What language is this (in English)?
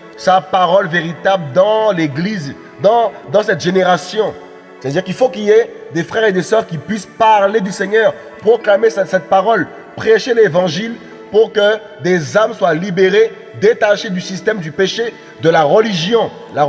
French